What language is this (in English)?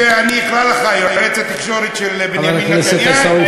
Hebrew